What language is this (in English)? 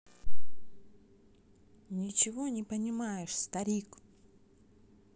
Russian